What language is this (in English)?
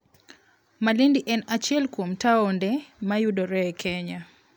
Luo (Kenya and Tanzania)